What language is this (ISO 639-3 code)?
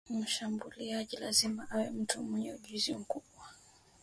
swa